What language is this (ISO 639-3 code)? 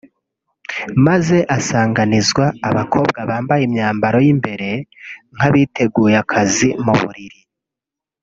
kin